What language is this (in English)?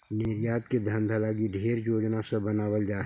Magahi